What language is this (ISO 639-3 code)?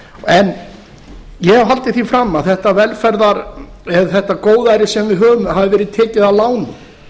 isl